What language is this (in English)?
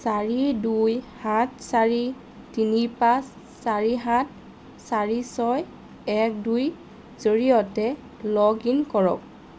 Assamese